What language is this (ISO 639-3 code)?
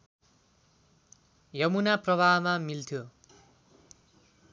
nep